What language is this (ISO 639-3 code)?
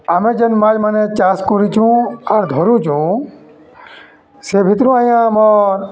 ori